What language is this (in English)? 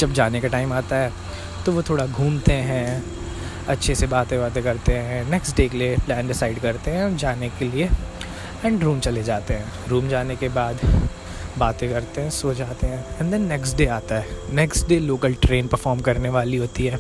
Hindi